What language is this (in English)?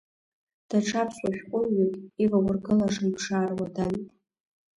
Abkhazian